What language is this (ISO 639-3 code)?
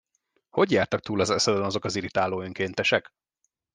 hun